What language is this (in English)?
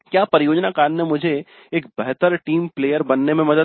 Hindi